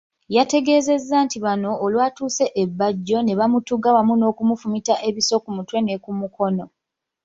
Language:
Ganda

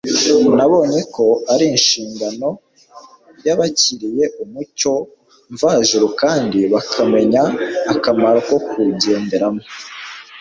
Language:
Kinyarwanda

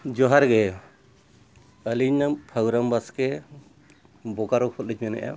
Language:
Santali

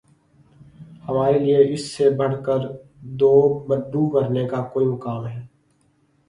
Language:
Urdu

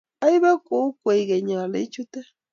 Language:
Kalenjin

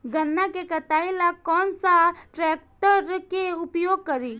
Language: Bhojpuri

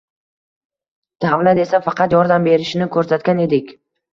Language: Uzbek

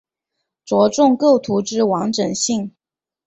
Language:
Chinese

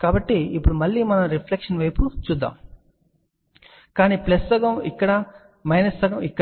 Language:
Telugu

